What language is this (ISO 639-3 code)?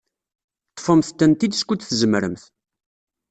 kab